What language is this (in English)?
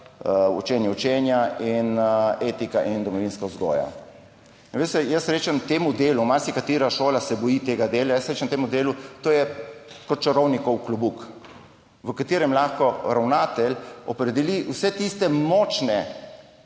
Slovenian